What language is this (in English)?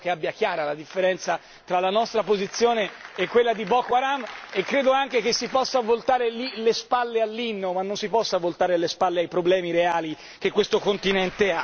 Italian